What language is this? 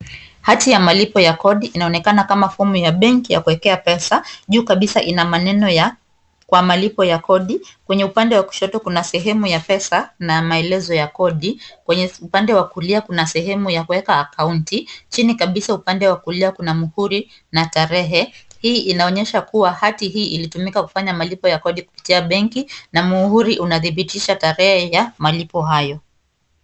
Swahili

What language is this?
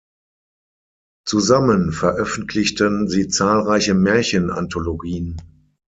German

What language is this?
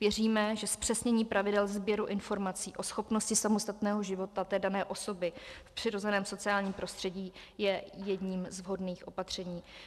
Czech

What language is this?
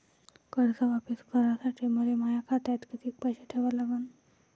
Marathi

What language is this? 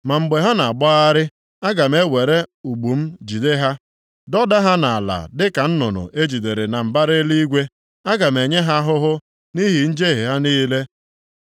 Igbo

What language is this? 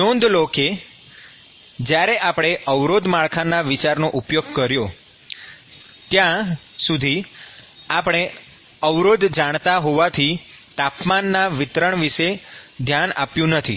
Gujarati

